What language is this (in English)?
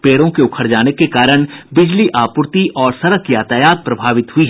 Hindi